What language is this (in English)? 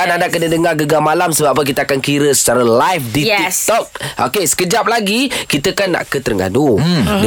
Malay